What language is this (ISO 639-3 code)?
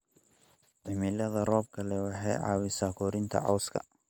som